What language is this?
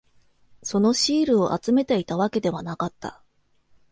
Japanese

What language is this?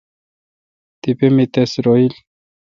Kalkoti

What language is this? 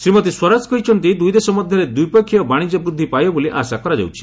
Odia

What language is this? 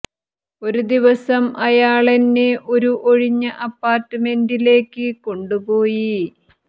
Malayalam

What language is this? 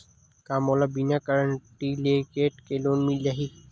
Chhattisgarhi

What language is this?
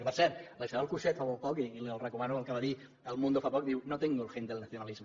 Catalan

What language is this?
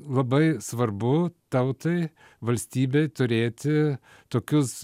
Lithuanian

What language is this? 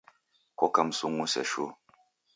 Taita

